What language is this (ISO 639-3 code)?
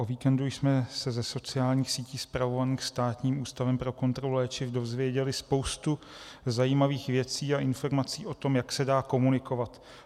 ces